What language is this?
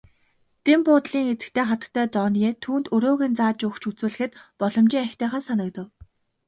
Mongolian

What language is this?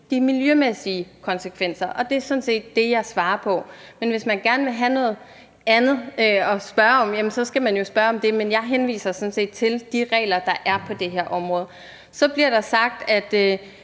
Danish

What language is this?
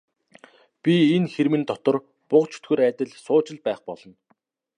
Mongolian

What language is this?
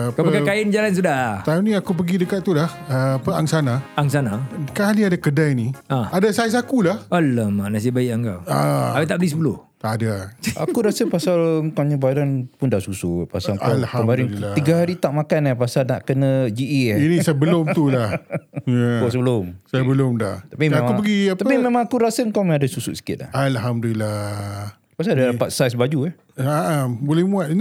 Malay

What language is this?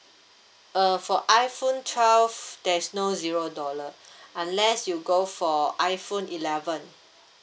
English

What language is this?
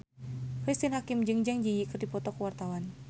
Sundanese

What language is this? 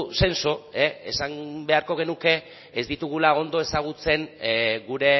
Basque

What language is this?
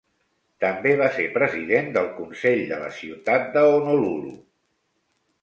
Catalan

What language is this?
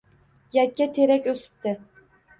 Uzbek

